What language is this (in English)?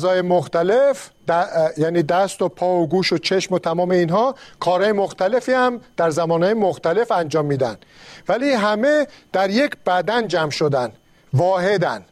Persian